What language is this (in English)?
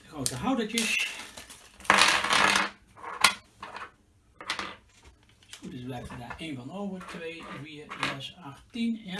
Dutch